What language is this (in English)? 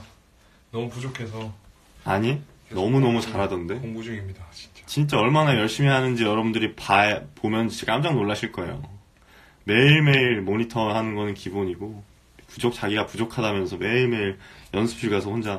Korean